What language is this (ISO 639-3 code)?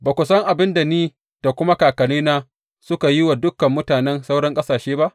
hau